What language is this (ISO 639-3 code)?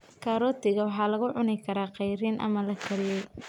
som